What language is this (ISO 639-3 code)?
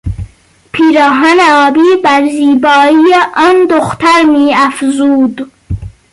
fas